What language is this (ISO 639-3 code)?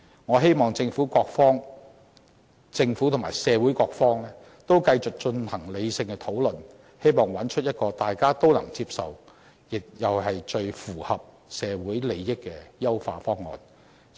yue